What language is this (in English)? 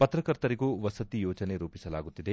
Kannada